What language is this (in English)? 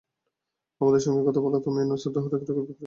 Bangla